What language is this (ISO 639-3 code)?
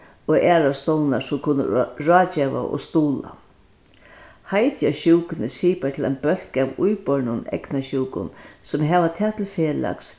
fao